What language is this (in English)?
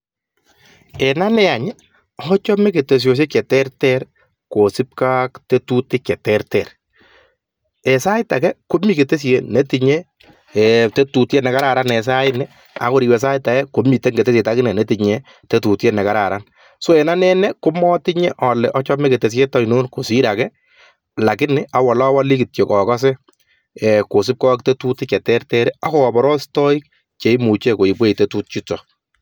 Kalenjin